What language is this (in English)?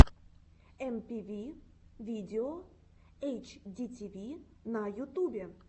Russian